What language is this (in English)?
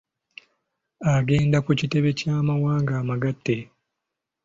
Ganda